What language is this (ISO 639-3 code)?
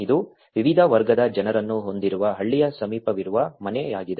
kan